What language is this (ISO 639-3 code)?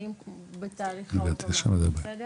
heb